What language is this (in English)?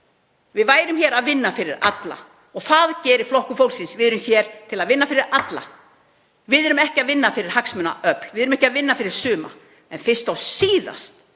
Icelandic